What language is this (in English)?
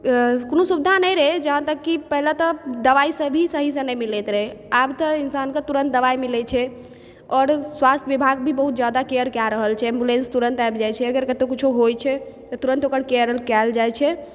Maithili